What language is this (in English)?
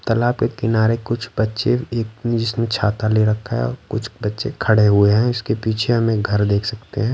Hindi